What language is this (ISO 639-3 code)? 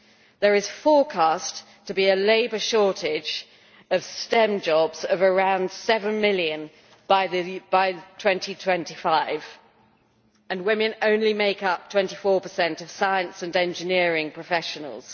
eng